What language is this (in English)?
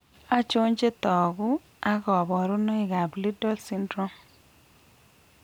Kalenjin